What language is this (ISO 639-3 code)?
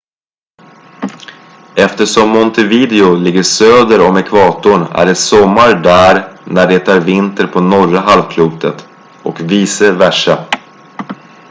swe